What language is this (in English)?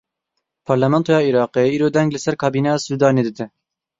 Kurdish